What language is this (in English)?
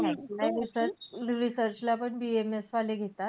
Marathi